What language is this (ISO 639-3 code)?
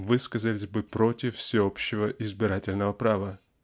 rus